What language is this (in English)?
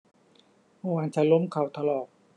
Thai